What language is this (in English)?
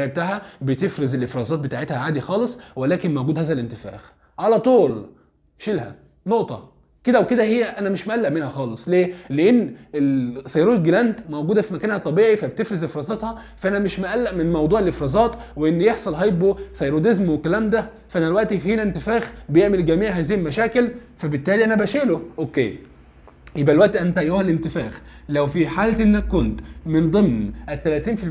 Arabic